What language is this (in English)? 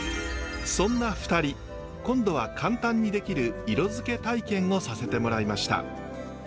Japanese